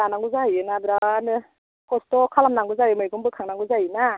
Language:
Bodo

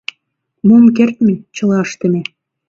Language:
Mari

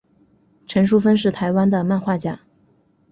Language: Chinese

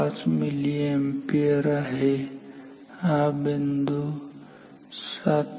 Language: Marathi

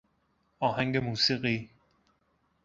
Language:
Persian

